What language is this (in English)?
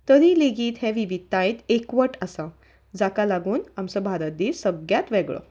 Konkani